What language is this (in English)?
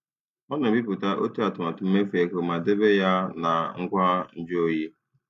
Igbo